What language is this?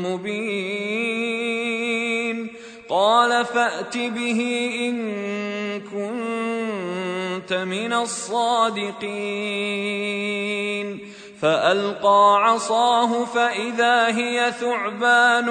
Arabic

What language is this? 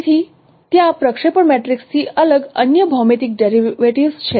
Gujarati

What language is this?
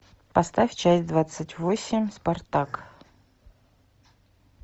Russian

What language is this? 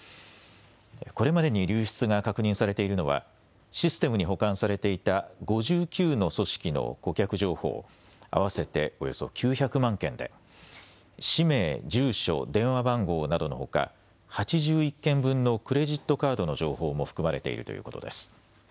Japanese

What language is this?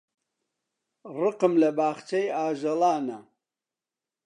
Central Kurdish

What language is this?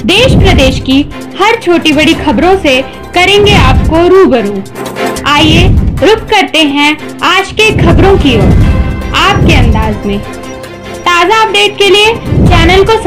Hindi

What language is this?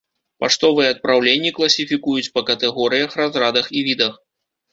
Belarusian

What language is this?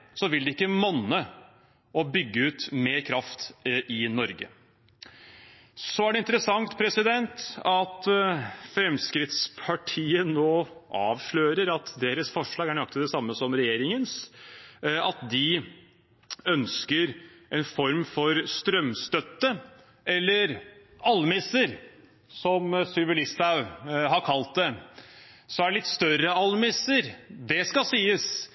Norwegian Bokmål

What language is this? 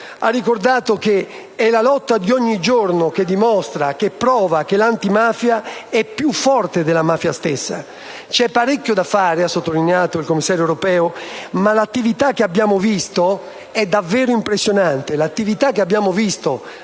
Italian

